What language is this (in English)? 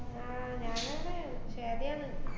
Malayalam